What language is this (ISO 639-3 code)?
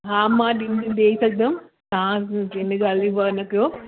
snd